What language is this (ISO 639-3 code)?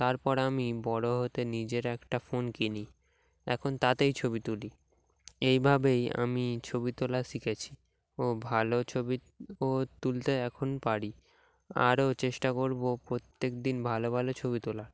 ben